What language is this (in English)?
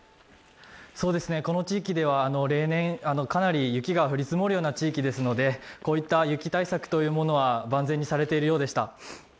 Japanese